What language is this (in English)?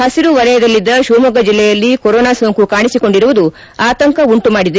Kannada